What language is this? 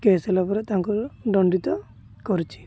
Odia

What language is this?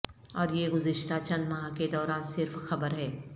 Urdu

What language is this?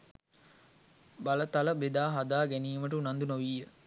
Sinhala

